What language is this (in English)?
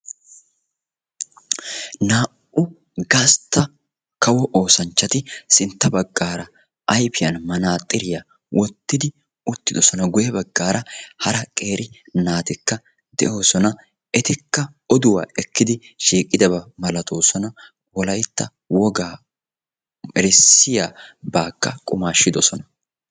Wolaytta